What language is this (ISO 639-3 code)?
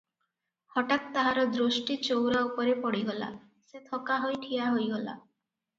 ori